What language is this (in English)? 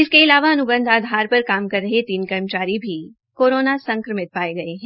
Hindi